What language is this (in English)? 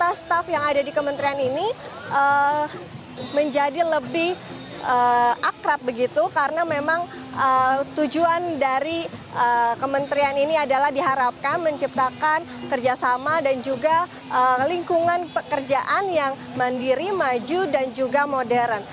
Indonesian